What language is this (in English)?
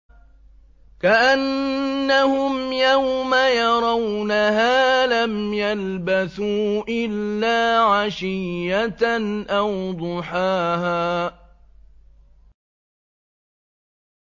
Arabic